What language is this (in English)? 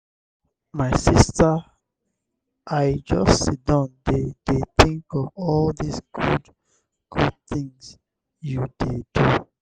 Nigerian Pidgin